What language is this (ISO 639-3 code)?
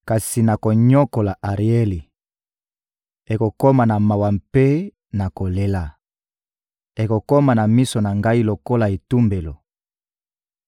lin